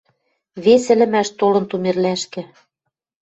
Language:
Western Mari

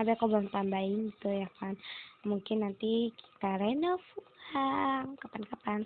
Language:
Indonesian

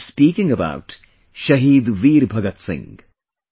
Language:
English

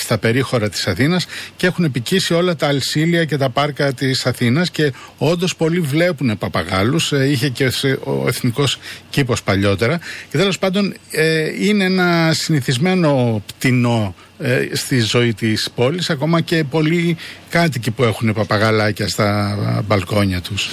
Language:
Greek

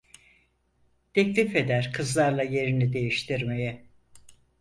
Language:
Turkish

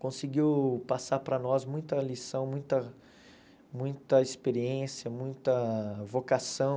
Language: Portuguese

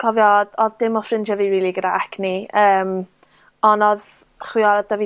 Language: Welsh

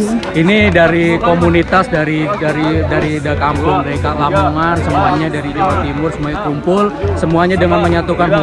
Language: Indonesian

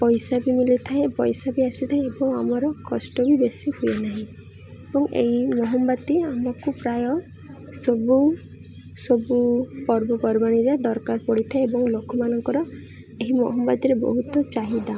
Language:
Odia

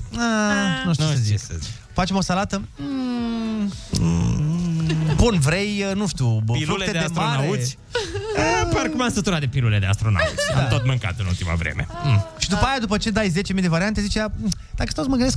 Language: Romanian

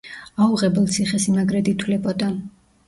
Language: Georgian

